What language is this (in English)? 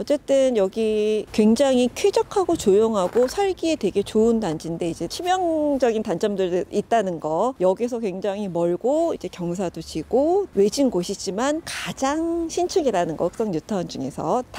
Korean